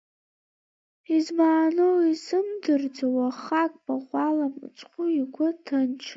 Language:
Abkhazian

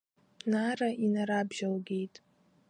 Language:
Abkhazian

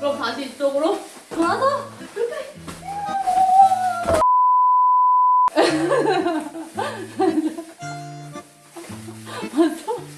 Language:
Korean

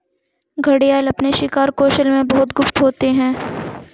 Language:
Hindi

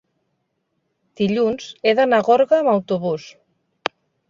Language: Catalan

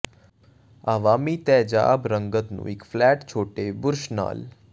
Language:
Punjabi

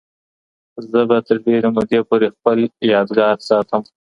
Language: Pashto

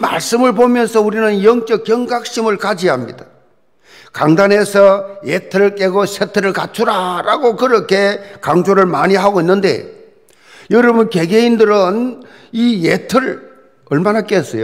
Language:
Korean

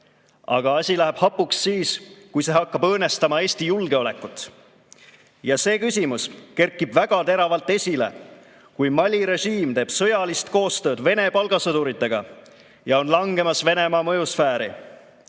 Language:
Estonian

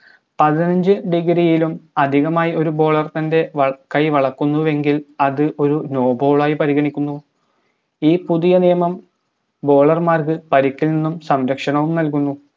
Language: Malayalam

